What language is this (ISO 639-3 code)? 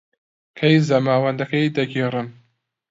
ckb